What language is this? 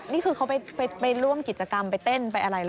Thai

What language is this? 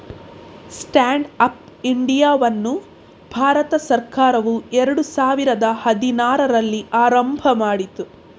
Kannada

